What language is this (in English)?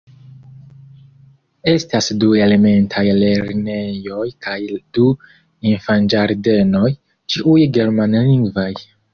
Esperanto